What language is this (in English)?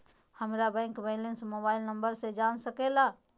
Magahi